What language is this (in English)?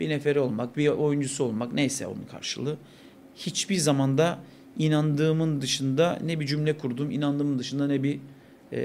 Turkish